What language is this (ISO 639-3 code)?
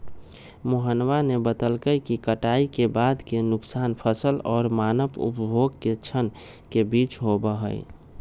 mag